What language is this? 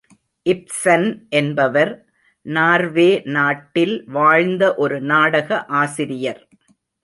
Tamil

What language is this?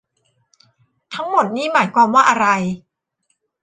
Thai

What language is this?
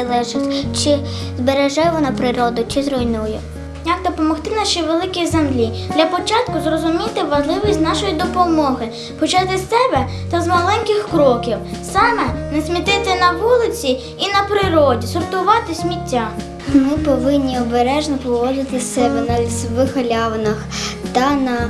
Ukrainian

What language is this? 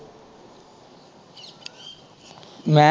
Punjabi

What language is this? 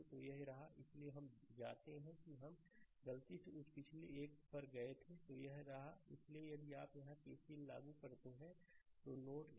Hindi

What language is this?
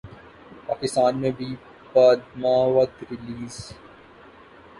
Urdu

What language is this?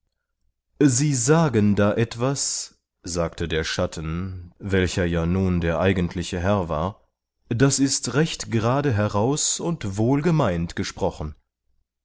German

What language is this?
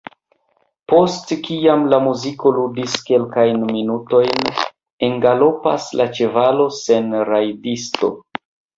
Esperanto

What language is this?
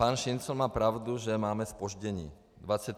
Czech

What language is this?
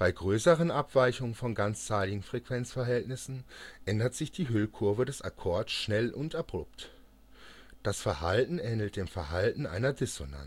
German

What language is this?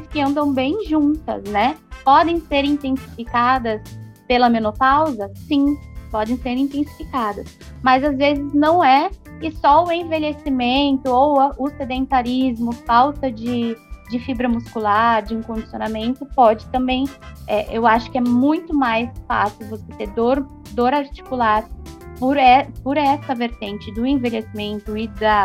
Portuguese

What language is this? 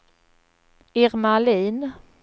Swedish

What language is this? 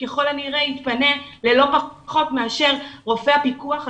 Hebrew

